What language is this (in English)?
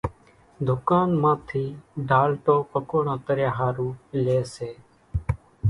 Kachi Koli